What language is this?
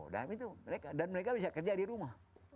Indonesian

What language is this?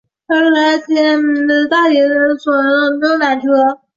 Chinese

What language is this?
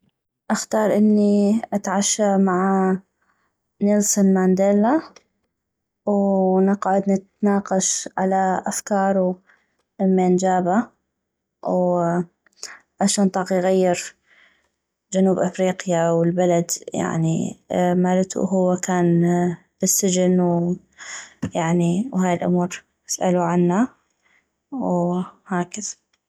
North Mesopotamian Arabic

